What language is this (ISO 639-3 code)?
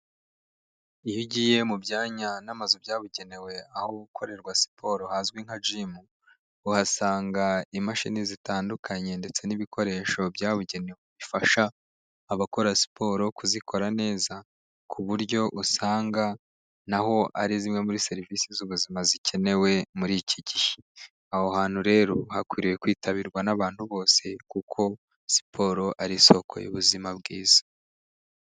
kin